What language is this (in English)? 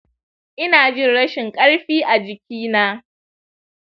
Hausa